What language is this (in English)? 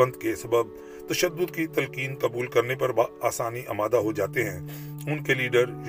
Urdu